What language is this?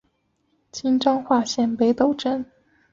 Chinese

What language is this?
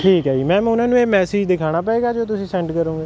Punjabi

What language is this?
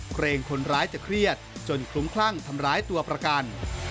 Thai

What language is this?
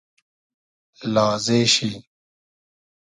Hazaragi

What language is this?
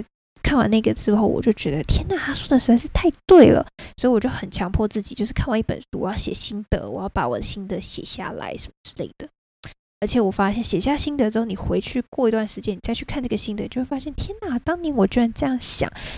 Chinese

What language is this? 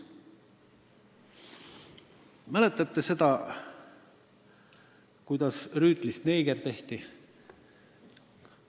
Estonian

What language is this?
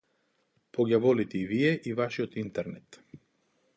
Macedonian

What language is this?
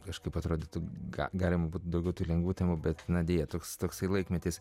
Lithuanian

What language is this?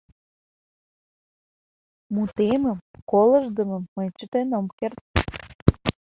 Mari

